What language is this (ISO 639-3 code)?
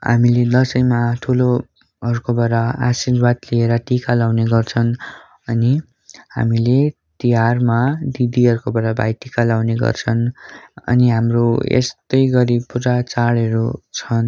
nep